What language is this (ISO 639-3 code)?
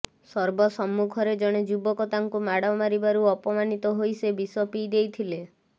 ori